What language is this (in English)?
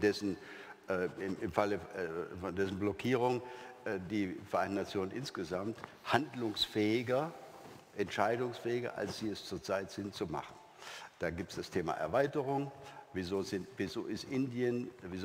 German